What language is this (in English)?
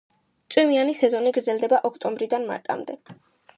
Georgian